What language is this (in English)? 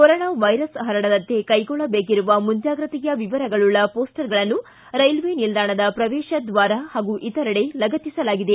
Kannada